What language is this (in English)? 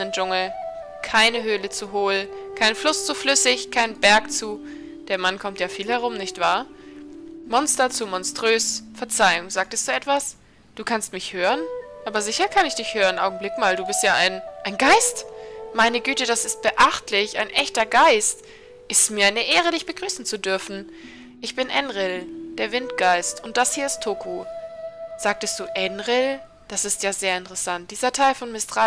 German